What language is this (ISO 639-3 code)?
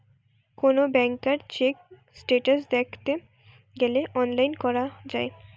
ben